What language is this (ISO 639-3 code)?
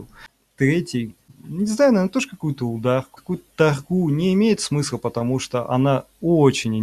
rus